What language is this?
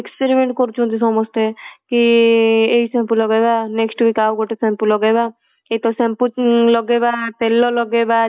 Odia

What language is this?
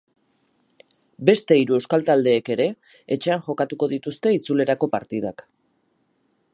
Basque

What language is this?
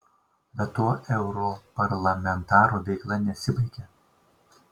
Lithuanian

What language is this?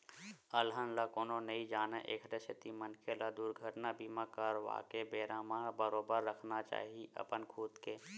Chhattisgarhi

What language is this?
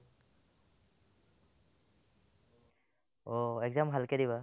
Assamese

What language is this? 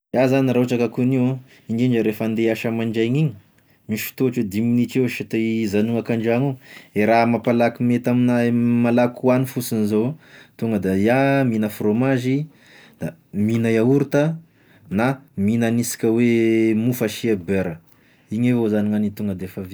Tesaka Malagasy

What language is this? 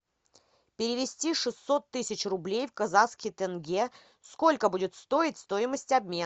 Russian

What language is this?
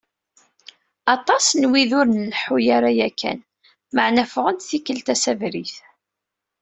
Kabyle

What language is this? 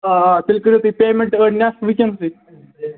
Kashmiri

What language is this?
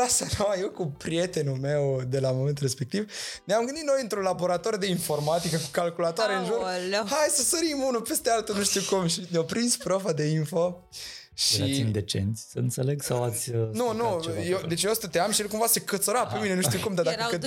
Romanian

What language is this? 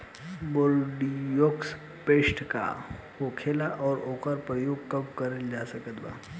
Bhojpuri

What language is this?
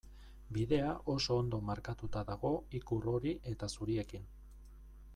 Basque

